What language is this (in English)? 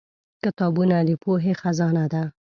Pashto